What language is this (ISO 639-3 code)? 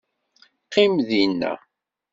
kab